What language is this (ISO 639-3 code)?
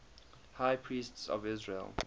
eng